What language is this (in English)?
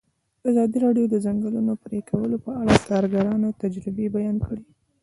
Pashto